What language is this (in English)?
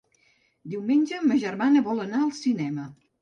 Catalan